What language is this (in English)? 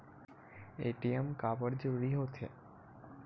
Chhattisgarhi